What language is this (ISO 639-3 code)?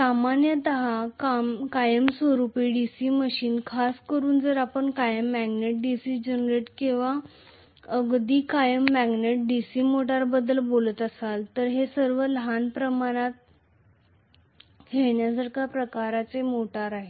mar